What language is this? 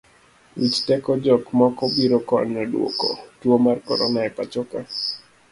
Luo (Kenya and Tanzania)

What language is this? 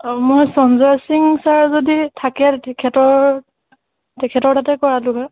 Assamese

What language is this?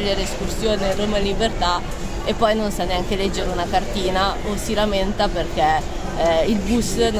Italian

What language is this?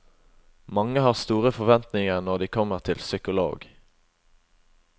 Norwegian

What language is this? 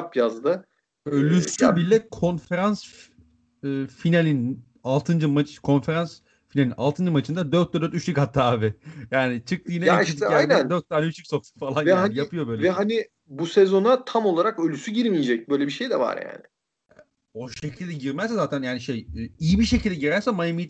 Turkish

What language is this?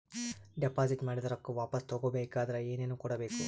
Kannada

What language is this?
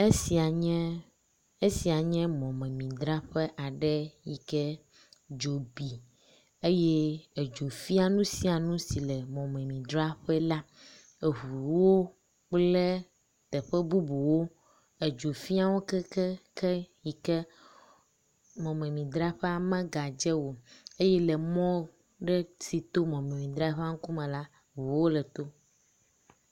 Ewe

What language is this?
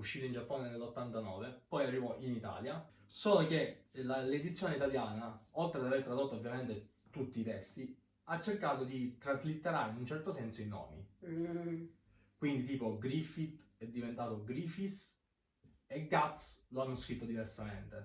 Italian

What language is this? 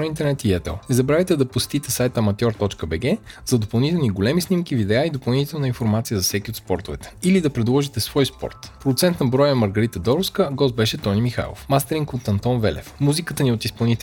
Bulgarian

